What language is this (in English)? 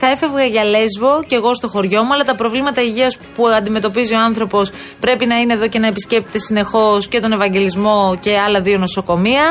Greek